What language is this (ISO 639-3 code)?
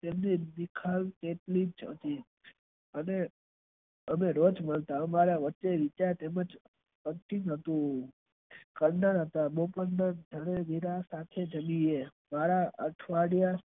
guj